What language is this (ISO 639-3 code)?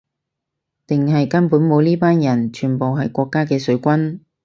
yue